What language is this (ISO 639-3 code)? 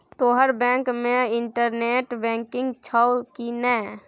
mai